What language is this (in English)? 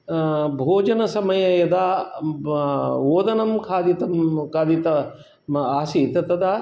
Sanskrit